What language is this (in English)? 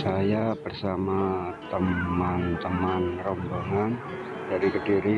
Indonesian